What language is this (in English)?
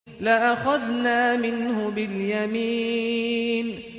Arabic